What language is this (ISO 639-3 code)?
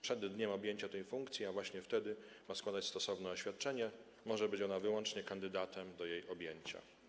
pol